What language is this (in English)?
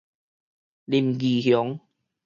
Min Nan Chinese